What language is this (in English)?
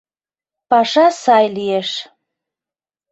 Mari